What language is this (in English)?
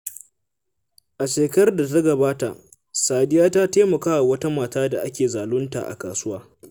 Hausa